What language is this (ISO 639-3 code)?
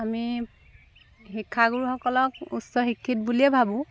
asm